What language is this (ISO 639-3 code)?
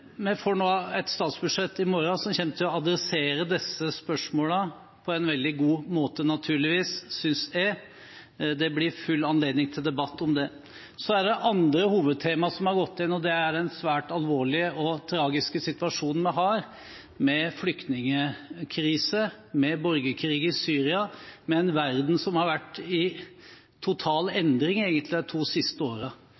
nob